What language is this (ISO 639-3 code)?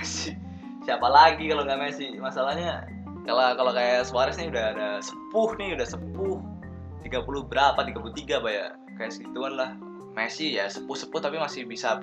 ind